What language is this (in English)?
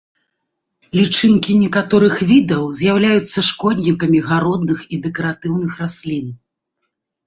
Belarusian